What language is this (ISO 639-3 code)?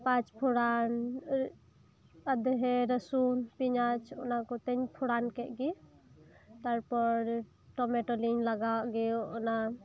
sat